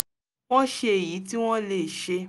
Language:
Yoruba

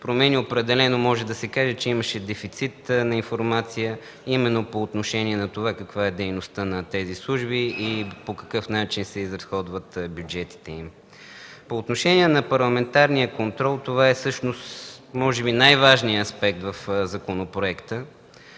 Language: Bulgarian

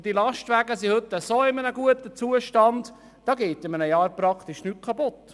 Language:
Swiss German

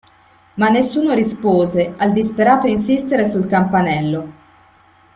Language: Italian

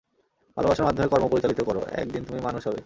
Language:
Bangla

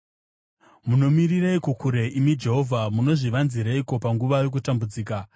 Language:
Shona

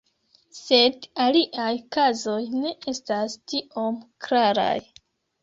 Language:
Esperanto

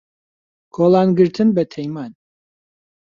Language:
Central Kurdish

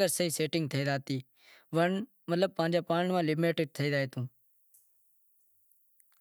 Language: Wadiyara Koli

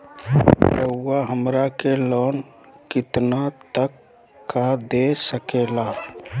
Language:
Magahi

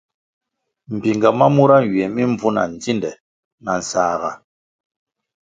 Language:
Kwasio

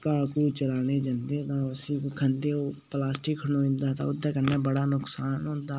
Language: Dogri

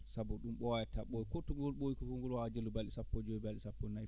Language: Fula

